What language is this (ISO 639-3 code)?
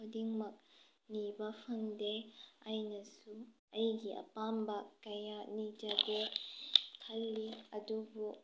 mni